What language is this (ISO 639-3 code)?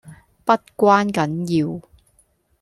yue